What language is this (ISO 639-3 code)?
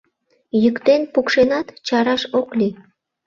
chm